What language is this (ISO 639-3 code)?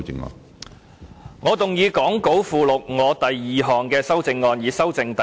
yue